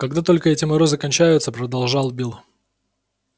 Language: Russian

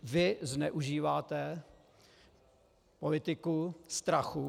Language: Czech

